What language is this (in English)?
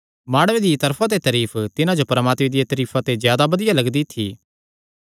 Kangri